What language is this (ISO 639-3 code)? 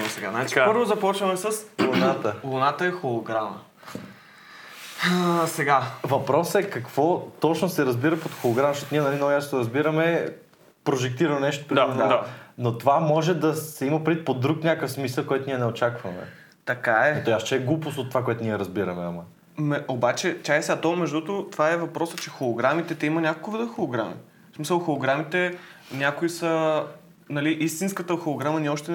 bul